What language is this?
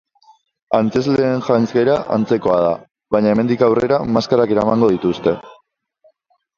Basque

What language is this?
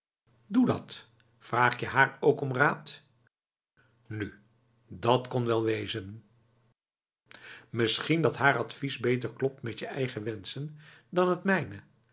Dutch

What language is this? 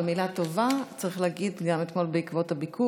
Hebrew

